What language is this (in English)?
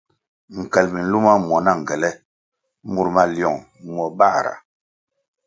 Kwasio